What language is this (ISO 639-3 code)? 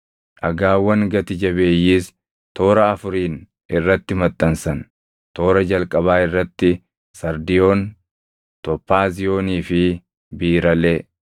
orm